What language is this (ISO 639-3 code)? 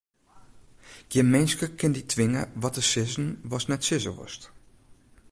fry